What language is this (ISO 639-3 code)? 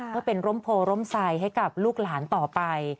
tha